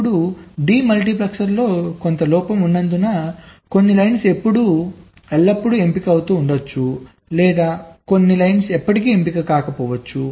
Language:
Telugu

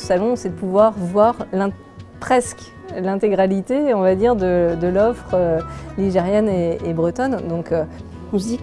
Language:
French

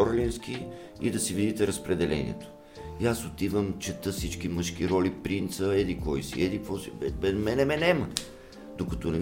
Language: Bulgarian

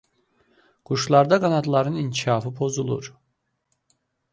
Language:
Azerbaijani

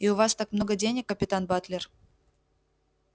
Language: Russian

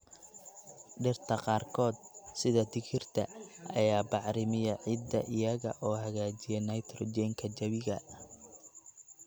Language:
Somali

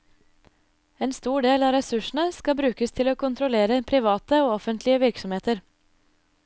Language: Norwegian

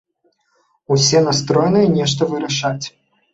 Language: Belarusian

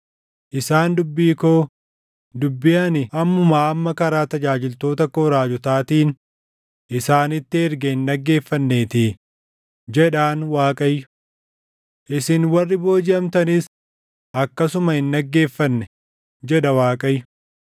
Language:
Oromo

